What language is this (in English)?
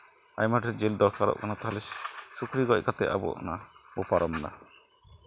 Santali